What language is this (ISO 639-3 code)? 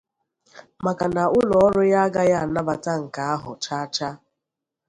ibo